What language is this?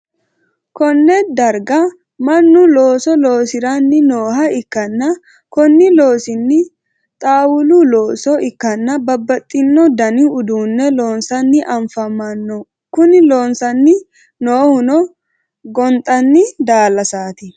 Sidamo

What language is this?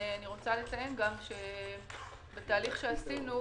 Hebrew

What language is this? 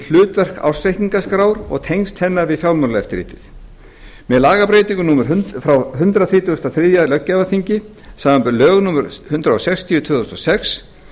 Icelandic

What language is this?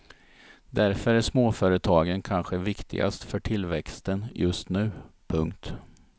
Swedish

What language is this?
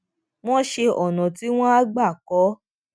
Yoruba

